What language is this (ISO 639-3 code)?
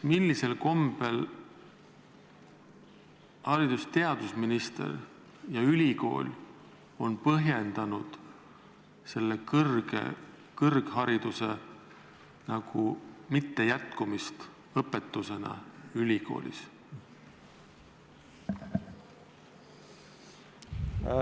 est